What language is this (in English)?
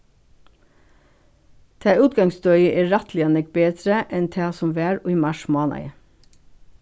Faroese